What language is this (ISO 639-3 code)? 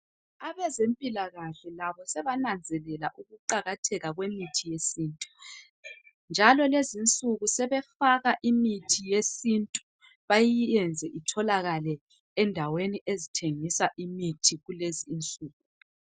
nde